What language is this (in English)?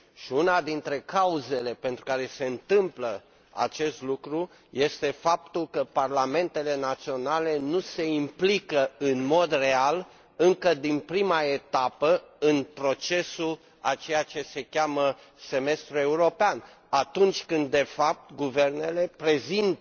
Romanian